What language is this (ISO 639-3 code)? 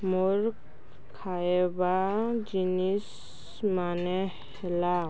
ori